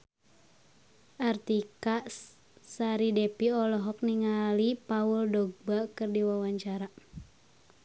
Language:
Sundanese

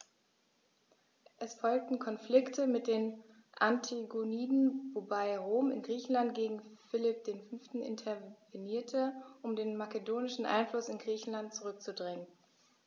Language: German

